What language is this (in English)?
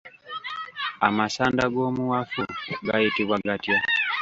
Ganda